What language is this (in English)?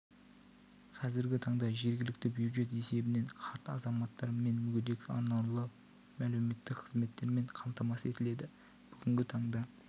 Kazakh